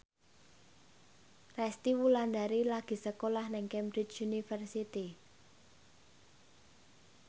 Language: Javanese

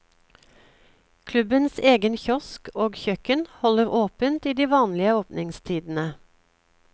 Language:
Norwegian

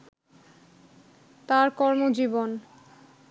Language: Bangla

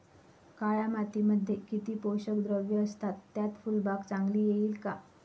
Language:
Marathi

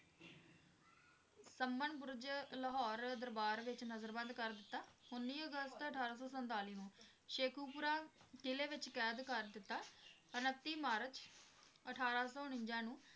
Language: Punjabi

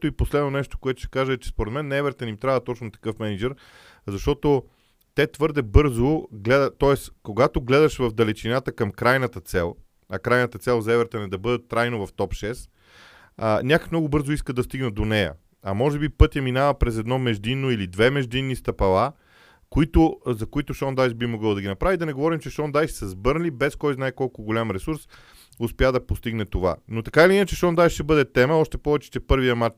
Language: Bulgarian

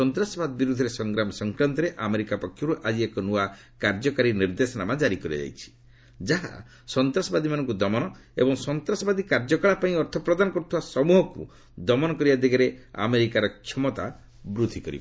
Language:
Odia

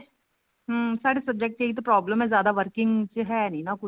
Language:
Punjabi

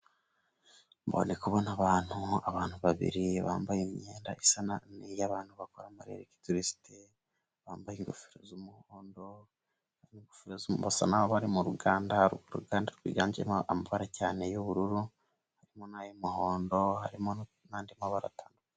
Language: Kinyarwanda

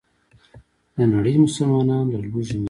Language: Pashto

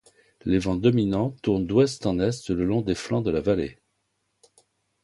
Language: French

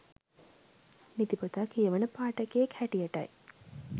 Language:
Sinhala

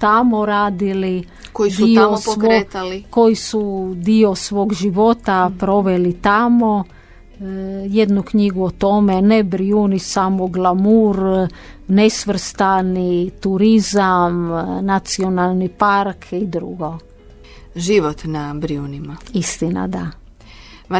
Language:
Croatian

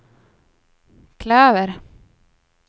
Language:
Swedish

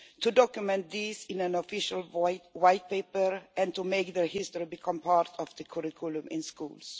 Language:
English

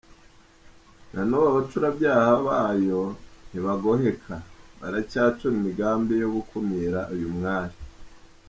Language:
Kinyarwanda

